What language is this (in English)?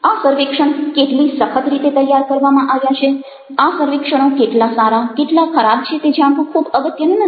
Gujarati